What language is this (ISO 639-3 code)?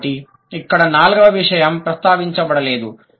tel